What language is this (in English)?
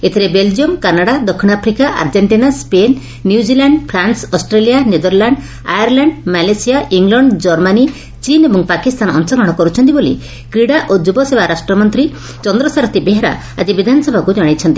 Odia